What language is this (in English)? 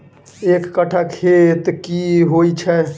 Maithili